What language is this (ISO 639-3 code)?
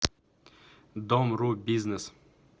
rus